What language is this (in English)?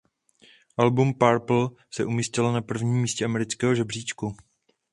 Czech